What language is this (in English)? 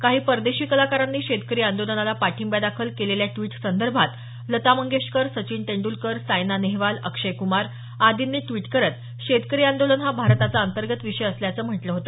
Marathi